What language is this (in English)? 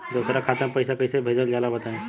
Bhojpuri